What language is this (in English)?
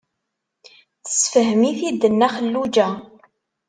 Kabyle